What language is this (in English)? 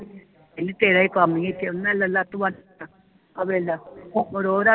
Punjabi